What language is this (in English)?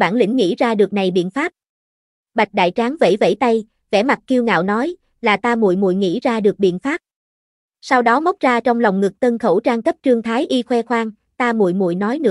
Vietnamese